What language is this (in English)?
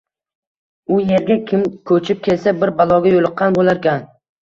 Uzbek